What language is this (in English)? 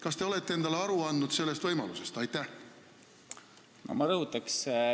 Estonian